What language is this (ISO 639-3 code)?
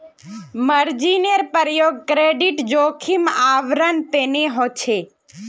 mag